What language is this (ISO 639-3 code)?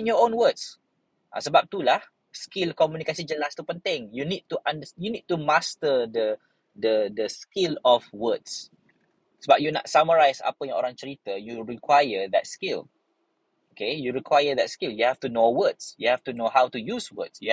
msa